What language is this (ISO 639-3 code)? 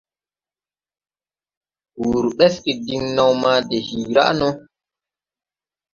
tui